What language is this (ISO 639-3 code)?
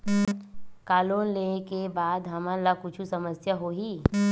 hne